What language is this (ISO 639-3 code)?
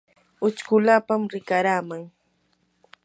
qur